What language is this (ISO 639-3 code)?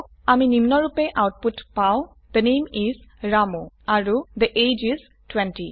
asm